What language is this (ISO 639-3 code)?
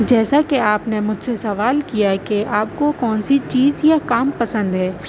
urd